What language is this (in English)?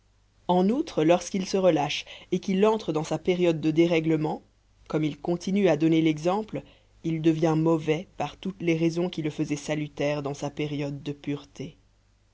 French